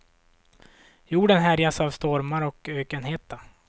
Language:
Swedish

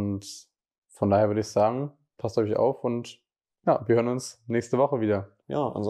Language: German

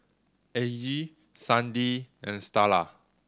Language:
English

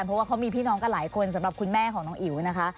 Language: Thai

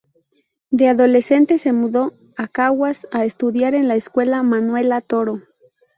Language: Spanish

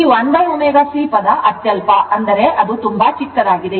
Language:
Kannada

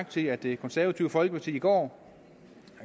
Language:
Danish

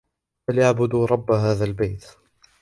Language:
Arabic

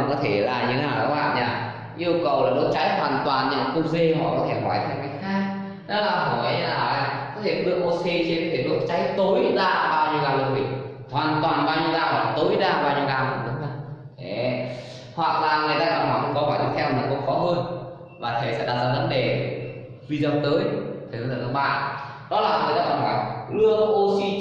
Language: Vietnamese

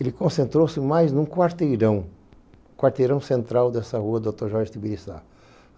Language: Portuguese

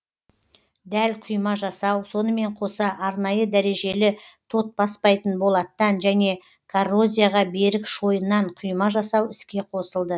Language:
Kazakh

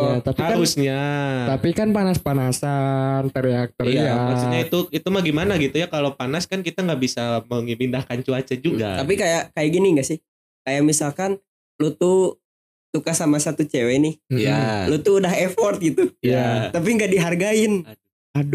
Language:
Indonesian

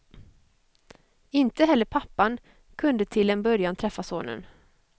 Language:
Swedish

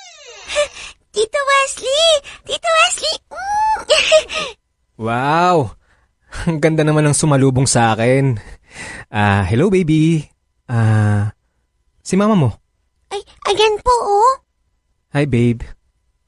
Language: Filipino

